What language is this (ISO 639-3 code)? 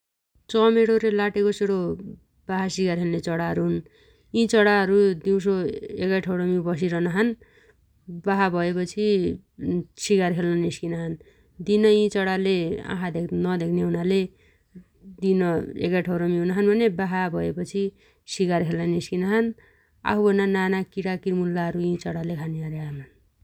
dty